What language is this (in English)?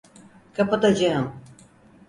Turkish